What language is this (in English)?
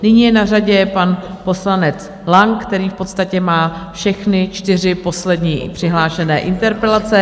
Czech